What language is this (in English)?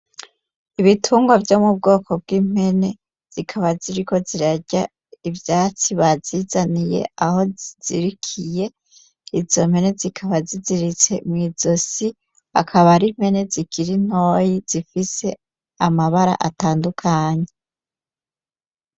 Rundi